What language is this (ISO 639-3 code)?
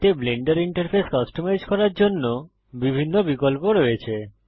ben